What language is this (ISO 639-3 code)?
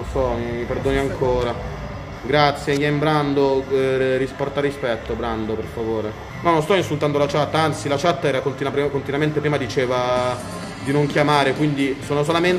ita